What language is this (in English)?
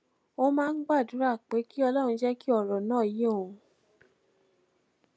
Yoruba